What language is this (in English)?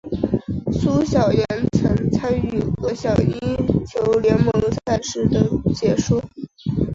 Chinese